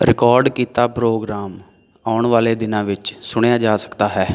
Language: Punjabi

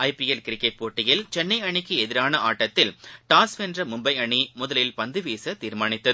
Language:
Tamil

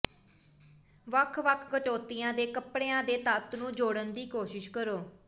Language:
Punjabi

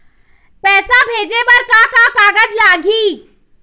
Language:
Chhattisgarhi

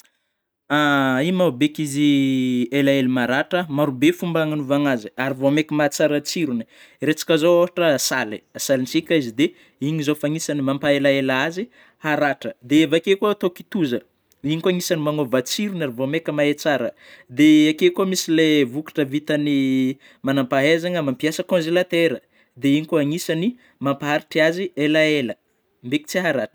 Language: Northern Betsimisaraka Malagasy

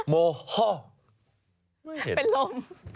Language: Thai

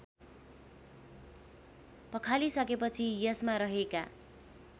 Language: Nepali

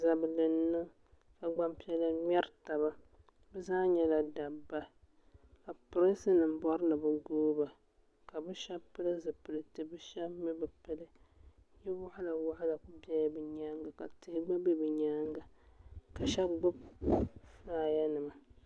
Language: Dagbani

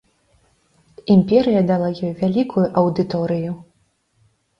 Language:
Belarusian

